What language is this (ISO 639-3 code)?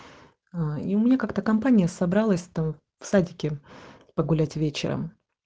rus